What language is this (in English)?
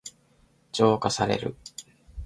Japanese